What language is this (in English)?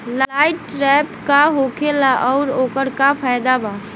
Bhojpuri